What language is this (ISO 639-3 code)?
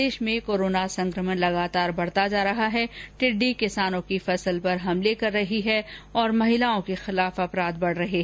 hin